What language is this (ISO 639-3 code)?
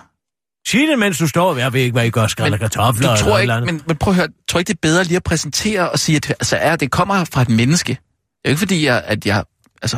dan